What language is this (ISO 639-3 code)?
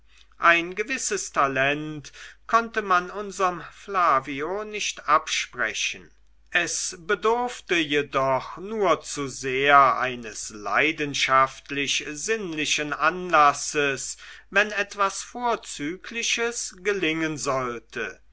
deu